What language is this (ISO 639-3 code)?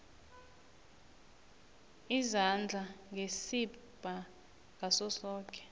nbl